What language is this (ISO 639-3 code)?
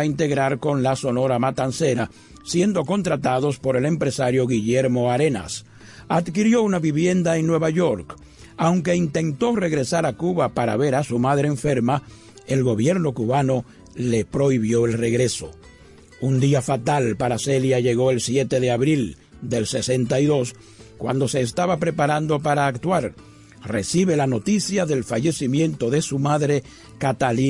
spa